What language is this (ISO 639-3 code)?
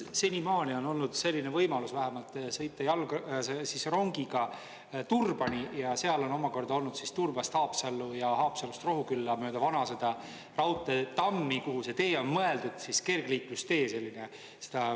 est